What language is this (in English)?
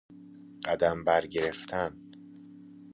Persian